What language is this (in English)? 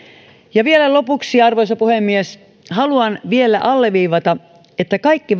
Finnish